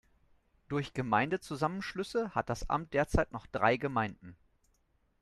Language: German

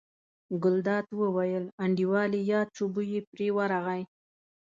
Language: Pashto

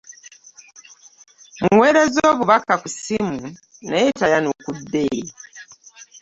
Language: Ganda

